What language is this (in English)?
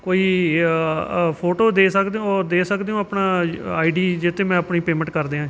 Punjabi